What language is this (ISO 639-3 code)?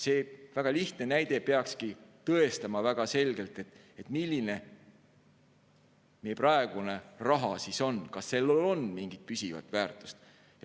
est